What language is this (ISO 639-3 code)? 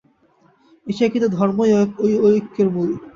ben